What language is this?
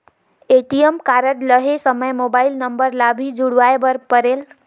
Chhattisgarhi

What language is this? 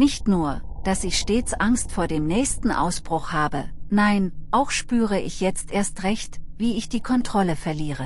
German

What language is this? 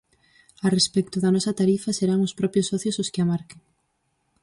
Galician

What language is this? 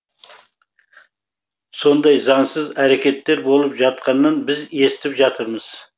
Kazakh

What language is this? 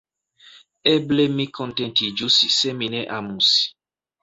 Esperanto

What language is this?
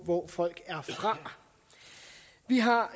Danish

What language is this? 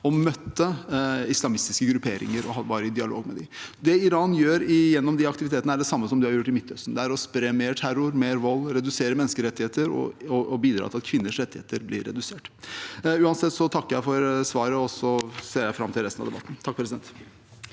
Norwegian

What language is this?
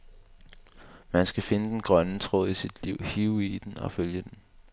Danish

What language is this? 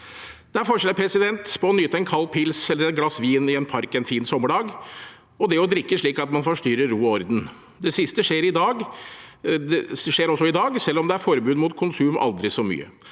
Norwegian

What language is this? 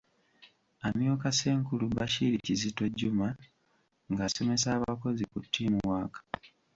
Ganda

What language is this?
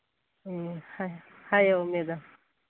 Manipuri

